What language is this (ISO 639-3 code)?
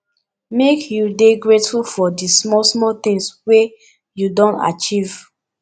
pcm